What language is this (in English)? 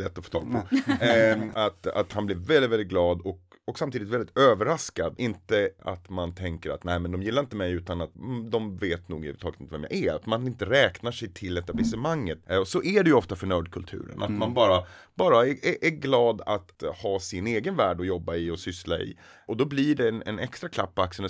Swedish